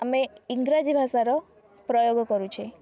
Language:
Odia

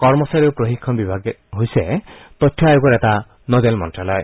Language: Assamese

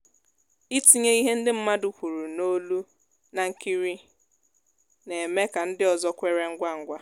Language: Igbo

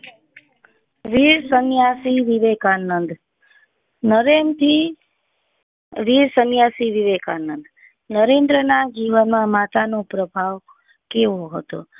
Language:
Gujarati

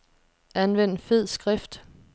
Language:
Danish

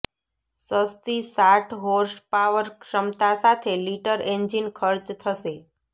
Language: Gujarati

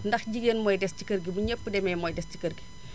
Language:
Wolof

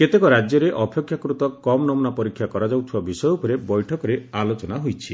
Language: Odia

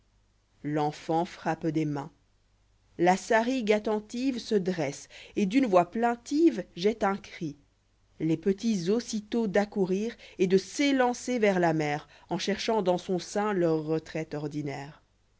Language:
French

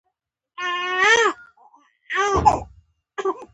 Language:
Pashto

